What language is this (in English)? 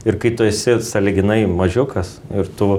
Lithuanian